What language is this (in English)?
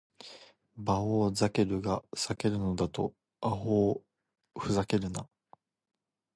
Japanese